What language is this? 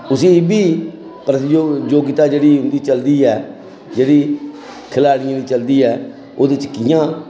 Dogri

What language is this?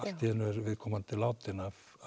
Icelandic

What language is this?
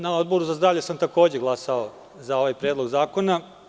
Serbian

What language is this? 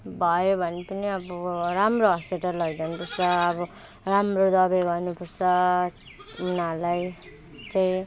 Nepali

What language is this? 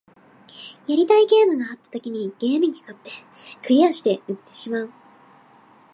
Japanese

